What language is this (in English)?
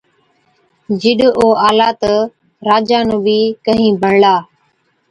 Od